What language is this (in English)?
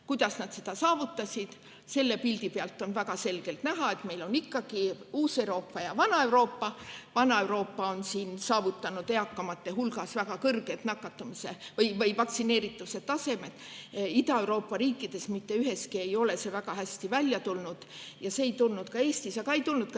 Estonian